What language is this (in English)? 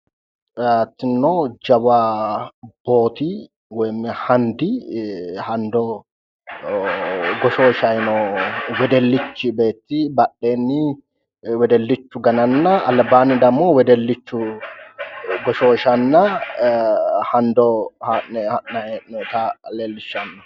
Sidamo